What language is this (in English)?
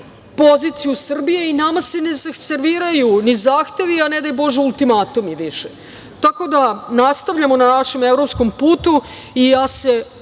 Serbian